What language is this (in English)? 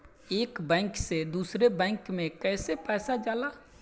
Bhojpuri